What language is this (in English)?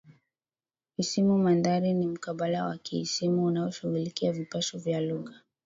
Swahili